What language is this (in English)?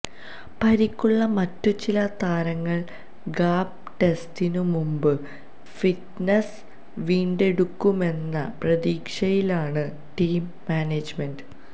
Malayalam